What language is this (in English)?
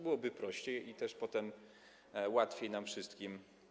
Polish